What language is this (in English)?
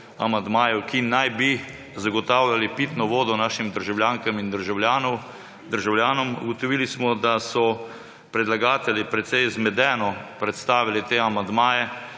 Slovenian